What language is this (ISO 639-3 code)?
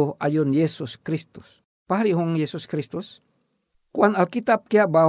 ind